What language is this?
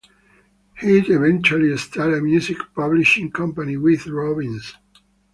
English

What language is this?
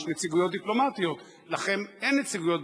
Hebrew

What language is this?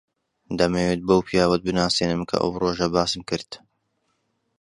Central Kurdish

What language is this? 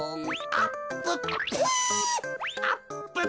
Japanese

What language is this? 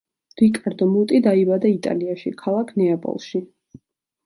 Georgian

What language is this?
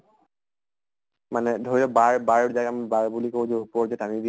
Assamese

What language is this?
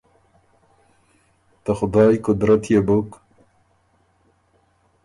Ormuri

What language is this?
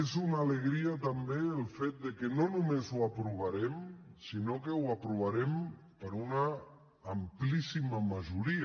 Catalan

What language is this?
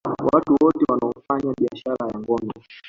Swahili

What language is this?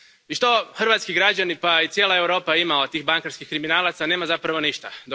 Croatian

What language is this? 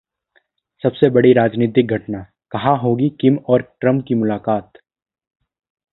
Hindi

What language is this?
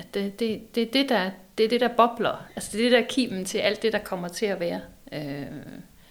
Danish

